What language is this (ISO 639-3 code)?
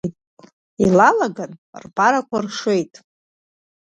abk